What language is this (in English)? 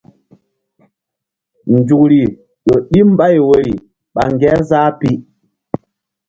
Mbum